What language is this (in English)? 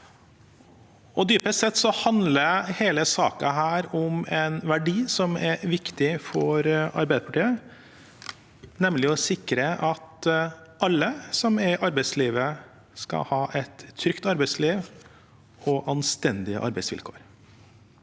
Norwegian